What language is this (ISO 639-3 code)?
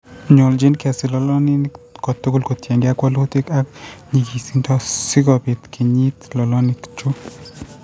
kln